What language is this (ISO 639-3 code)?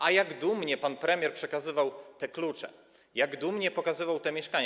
pol